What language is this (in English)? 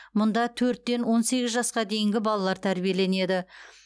Kazakh